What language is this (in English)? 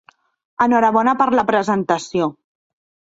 Catalan